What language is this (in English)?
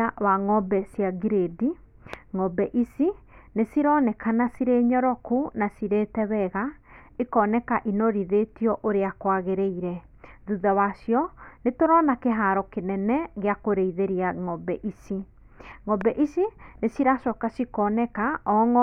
Kikuyu